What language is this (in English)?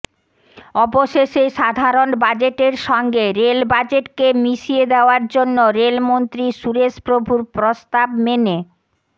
Bangla